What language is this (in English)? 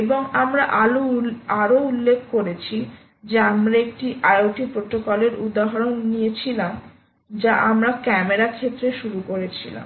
Bangla